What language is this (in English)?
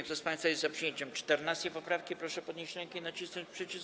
Polish